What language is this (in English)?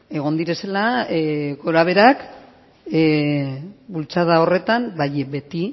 Basque